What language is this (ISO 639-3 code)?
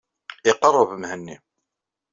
kab